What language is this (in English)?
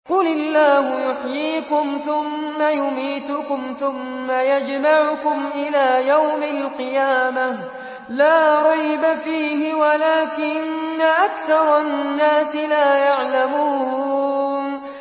Arabic